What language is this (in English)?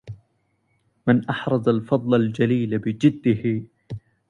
Arabic